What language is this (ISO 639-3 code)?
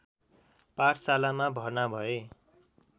nep